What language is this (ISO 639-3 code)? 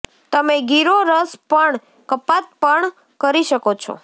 guj